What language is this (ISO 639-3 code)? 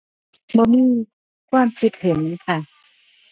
tha